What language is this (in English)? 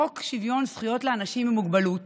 Hebrew